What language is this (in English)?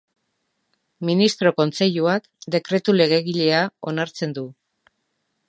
Basque